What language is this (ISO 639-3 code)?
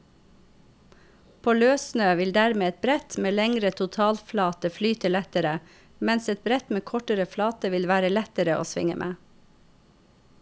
nor